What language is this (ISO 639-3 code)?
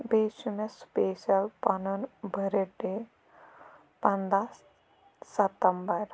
kas